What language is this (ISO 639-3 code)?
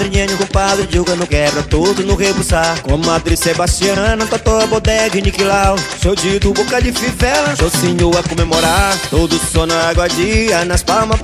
por